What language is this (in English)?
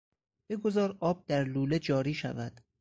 Persian